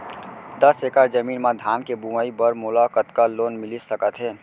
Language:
Chhattisgarhi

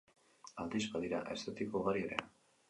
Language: Basque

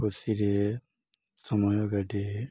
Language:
Odia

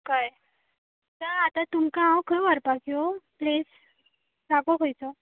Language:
Konkani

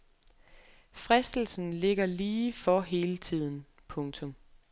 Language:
Danish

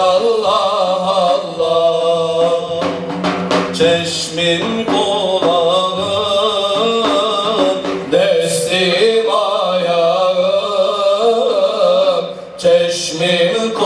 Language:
Turkish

